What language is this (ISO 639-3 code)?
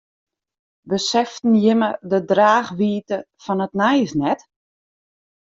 fry